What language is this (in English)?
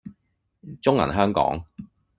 Cantonese